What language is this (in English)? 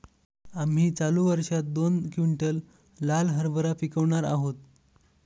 Marathi